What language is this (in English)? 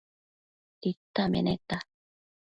Matsés